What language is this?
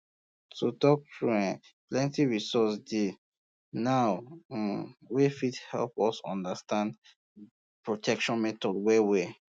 Nigerian Pidgin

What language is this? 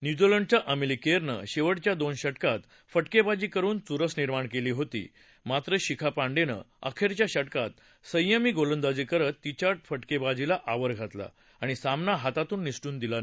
Marathi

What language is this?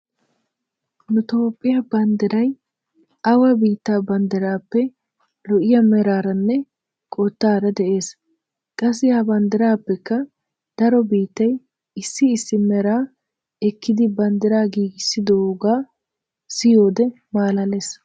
Wolaytta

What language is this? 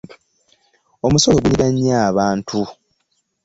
Ganda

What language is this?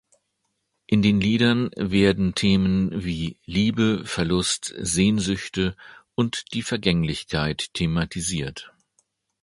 German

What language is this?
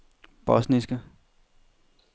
Danish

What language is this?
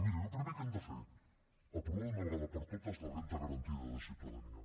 Catalan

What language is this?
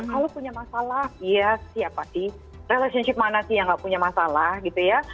Indonesian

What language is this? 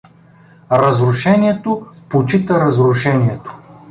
Bulgarian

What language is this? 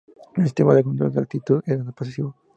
Spanish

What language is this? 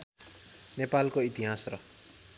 Nepali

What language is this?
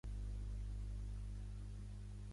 Catalan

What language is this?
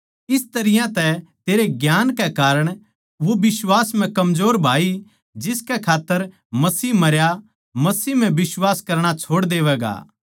Haryanvi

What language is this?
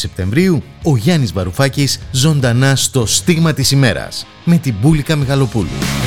Greek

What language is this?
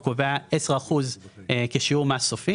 Hebrew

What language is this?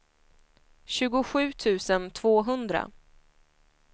Swedish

